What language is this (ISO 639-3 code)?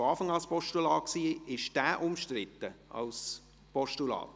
gsw